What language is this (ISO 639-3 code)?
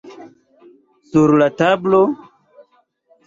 epo